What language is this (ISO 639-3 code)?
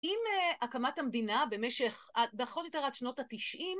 heb